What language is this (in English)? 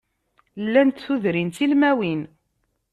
Kabyle